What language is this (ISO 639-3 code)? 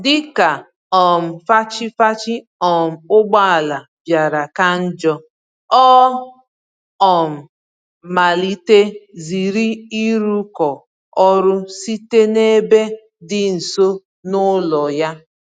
ibo